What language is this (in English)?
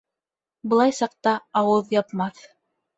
Bashkir